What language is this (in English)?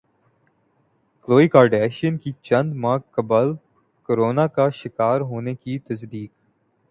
Urdu